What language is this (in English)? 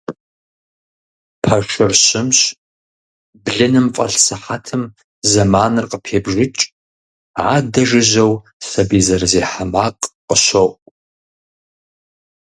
Kabardian